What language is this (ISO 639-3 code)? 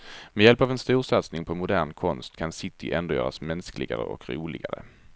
swe